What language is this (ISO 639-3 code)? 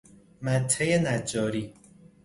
fas